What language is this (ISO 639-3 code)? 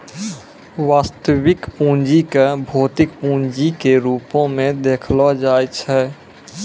mai